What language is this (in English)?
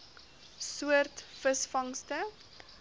Afrikaans